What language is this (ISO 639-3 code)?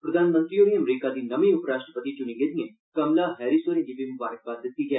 doi